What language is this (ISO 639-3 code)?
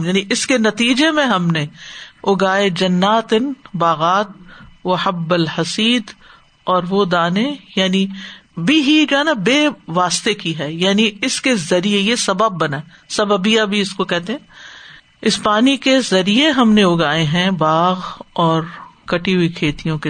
urd